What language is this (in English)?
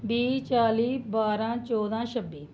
Dogri